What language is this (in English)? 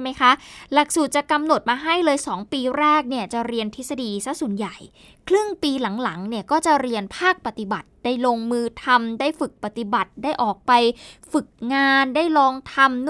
Thai